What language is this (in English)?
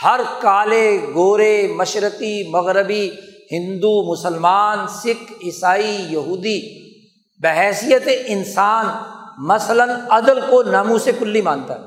Urdu